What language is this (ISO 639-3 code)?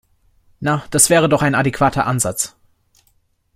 deu